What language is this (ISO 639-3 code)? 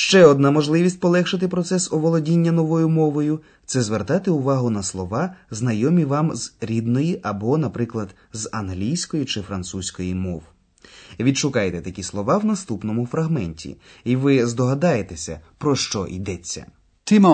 ukr